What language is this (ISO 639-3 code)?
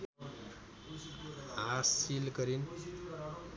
nep